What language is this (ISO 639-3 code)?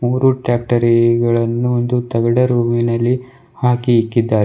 kan